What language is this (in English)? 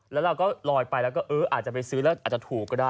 Thai